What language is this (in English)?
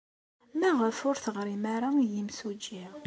Kabyle